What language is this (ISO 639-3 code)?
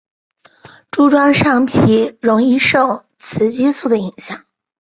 zho